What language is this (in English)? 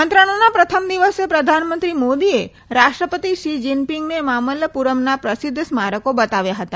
Gujarati